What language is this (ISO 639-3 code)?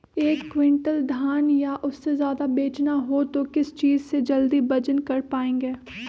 mag